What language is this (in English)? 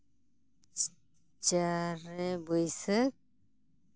Santali